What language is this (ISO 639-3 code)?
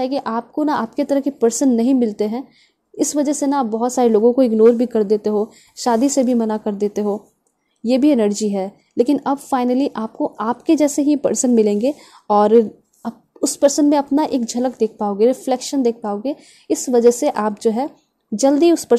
hin